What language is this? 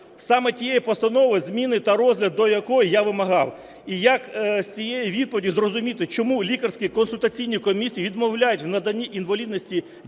Ukrainian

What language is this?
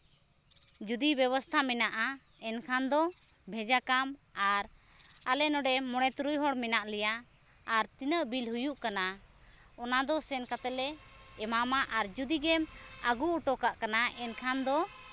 Santali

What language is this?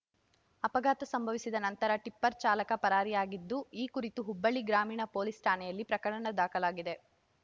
Kannada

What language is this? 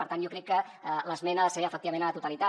Catalan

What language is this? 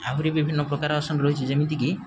Odia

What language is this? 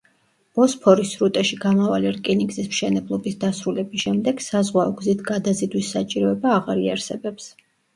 Georgian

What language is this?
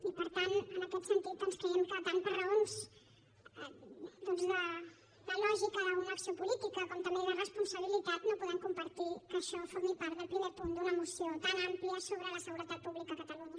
Catalan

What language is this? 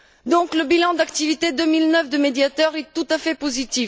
French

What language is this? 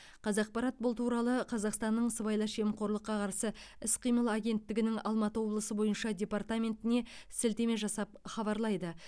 Kazakh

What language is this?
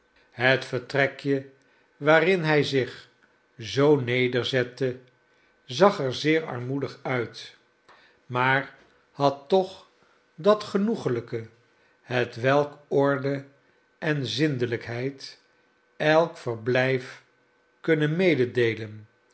Dutch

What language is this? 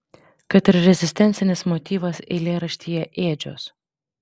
Lithuanian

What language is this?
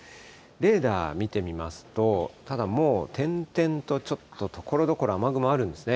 Japanese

